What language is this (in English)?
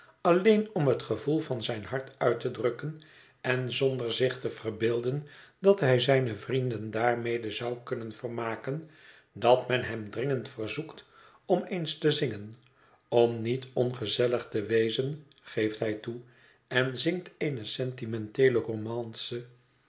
Dutch